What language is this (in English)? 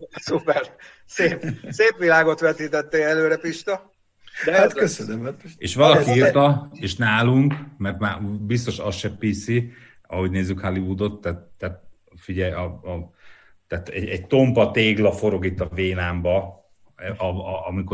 Hungarian